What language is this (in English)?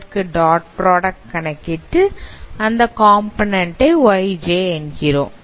Tamil